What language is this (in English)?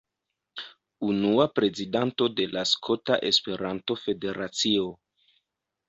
Esperanto